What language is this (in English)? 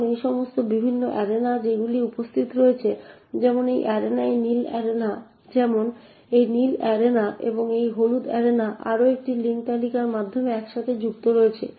Bangla